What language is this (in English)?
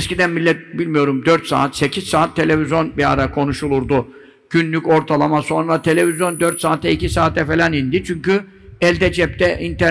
Turkish